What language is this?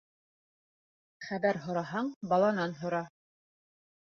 Bashkir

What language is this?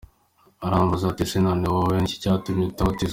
Kinyarwanda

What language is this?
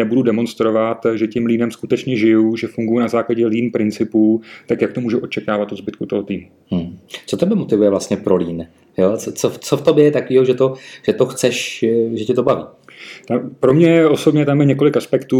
Czech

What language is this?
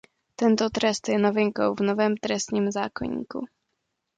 Czech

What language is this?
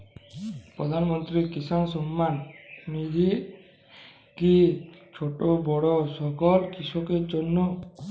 Bangla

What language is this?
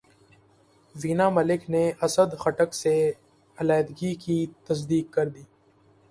Urdu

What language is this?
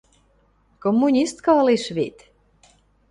Western Mari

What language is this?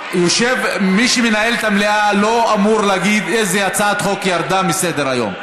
Hebrew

